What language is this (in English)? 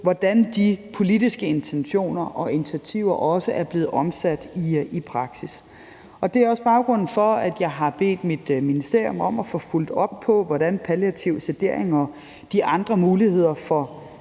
Danish